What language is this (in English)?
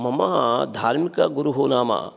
Sanskrit